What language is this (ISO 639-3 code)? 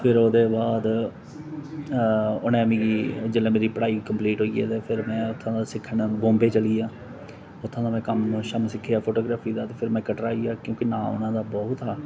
doi